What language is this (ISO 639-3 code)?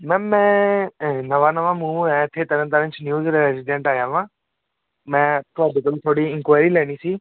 pan